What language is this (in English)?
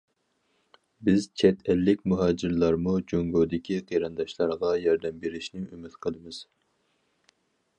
Uyghur